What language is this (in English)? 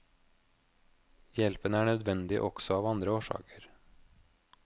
Norwegian